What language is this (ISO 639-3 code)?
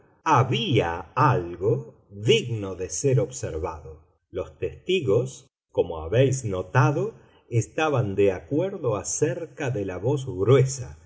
spa